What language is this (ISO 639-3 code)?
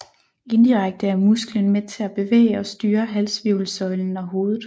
dan